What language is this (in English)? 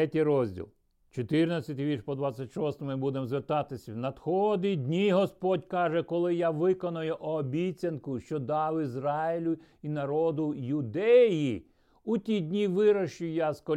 Ukrainian